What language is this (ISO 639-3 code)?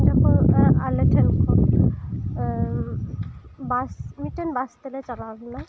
sat